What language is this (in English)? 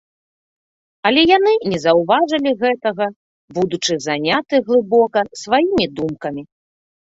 Belarusian